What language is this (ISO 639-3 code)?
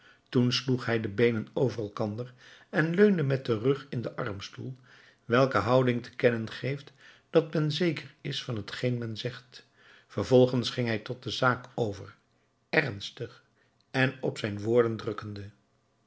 nld